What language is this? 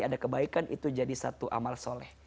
Indonesian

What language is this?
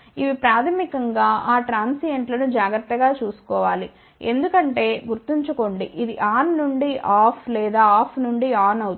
Telugu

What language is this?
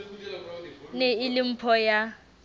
Southern Sotho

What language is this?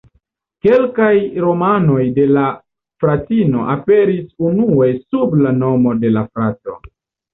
Esperanto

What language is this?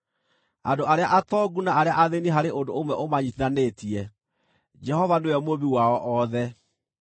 Kikuyu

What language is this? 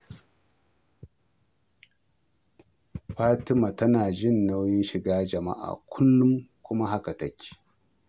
Hausa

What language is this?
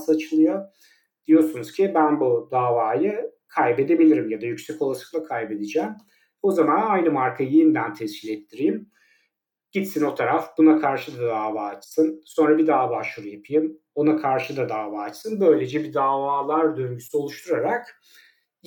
Turkish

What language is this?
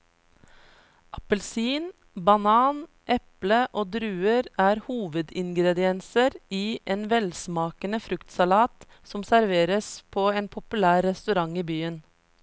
Norwegian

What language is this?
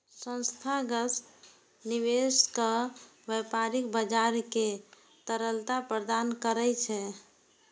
Maithili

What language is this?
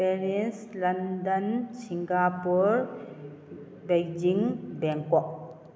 Manipuri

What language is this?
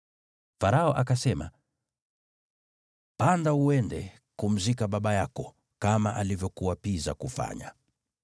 Swahili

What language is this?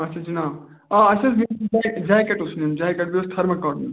Kashmiri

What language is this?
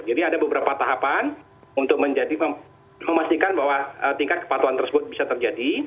Indonesian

